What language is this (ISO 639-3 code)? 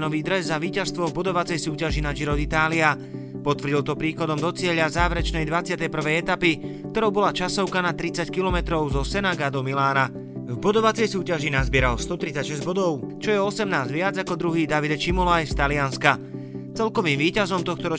slk